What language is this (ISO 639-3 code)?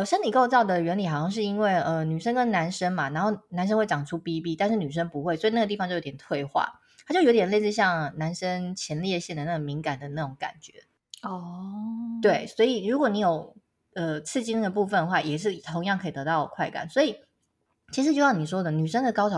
zho